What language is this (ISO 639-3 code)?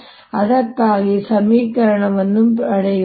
kan